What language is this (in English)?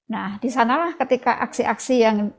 Indonesian